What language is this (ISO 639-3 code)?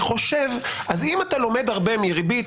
heb